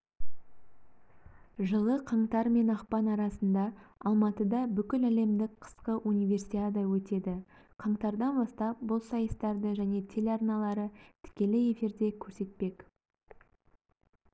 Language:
Kazakh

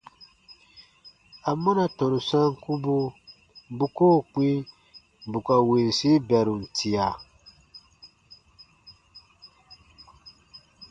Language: Baatonum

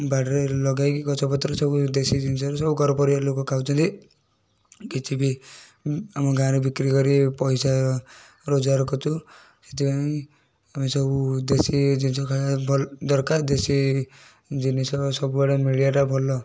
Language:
Odia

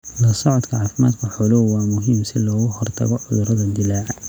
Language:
Somali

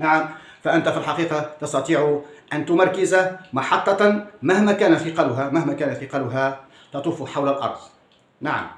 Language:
Arabic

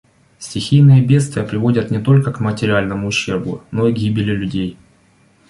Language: Russian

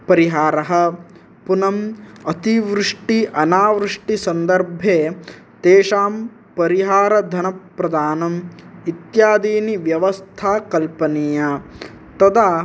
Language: Sanskrit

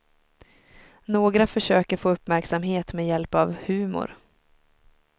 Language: Swedish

